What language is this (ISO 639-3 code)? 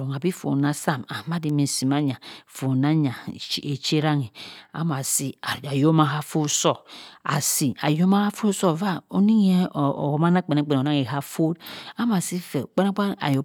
mfn